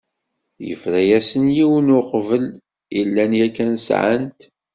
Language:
Kabyle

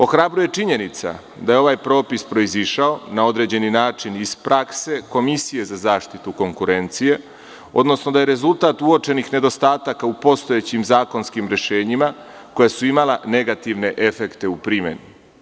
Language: Serbian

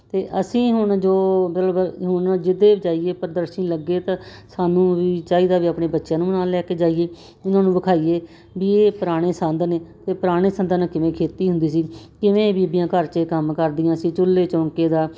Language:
Punjabi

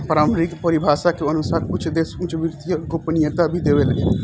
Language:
Bhojpuri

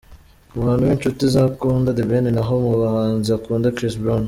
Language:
Kinyarwanda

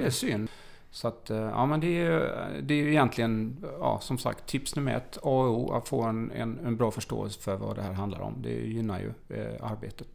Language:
Swedish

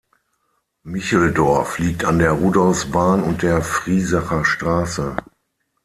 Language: German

